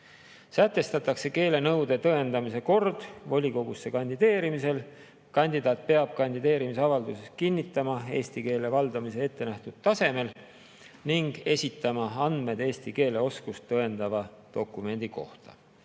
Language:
Estonian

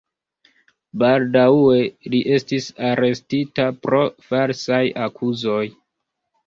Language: Esperanto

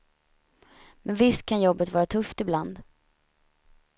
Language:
Swedish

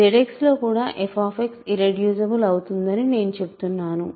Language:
Telugu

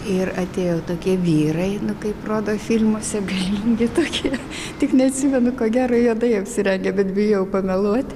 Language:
Lithuanian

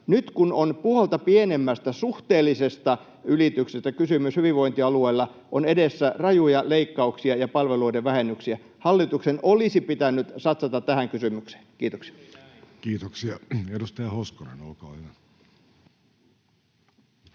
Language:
Finnish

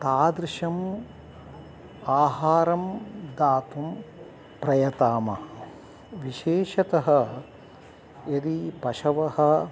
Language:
Sanskrit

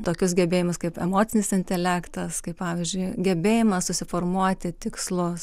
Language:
Lithuanian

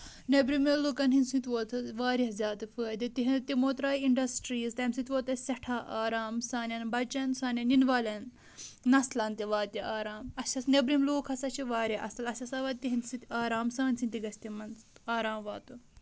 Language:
Kashmiri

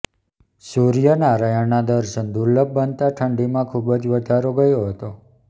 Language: Gujarati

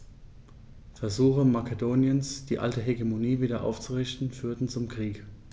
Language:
German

